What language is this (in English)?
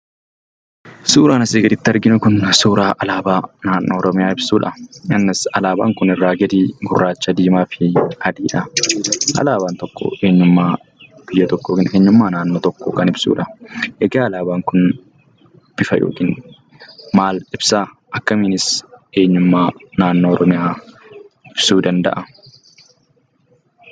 Oromo